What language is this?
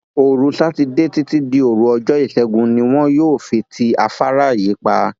Yoruba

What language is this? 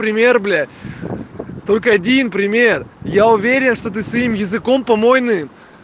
Russian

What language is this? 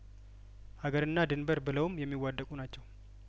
Amharic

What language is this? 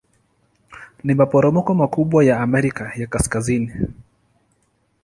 Swahili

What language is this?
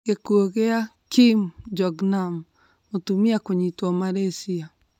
Kikuyu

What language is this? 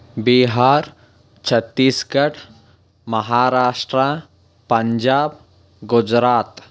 Telugu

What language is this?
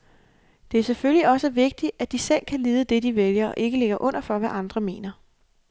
Danish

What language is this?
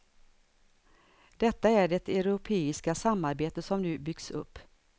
Swedish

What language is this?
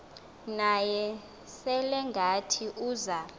Xhosa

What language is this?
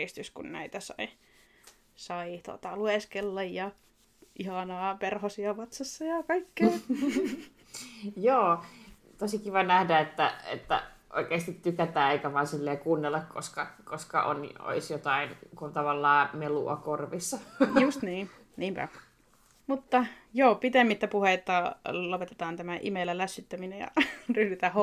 Finnish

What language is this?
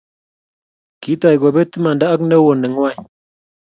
Kalenjin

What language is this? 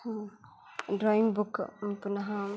Sanskrit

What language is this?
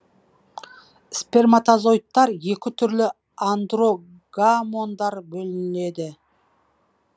Kazakh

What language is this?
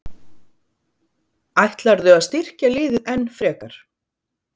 Icelandic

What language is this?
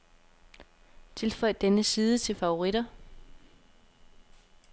Danish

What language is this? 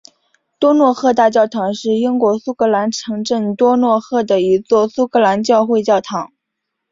Chinese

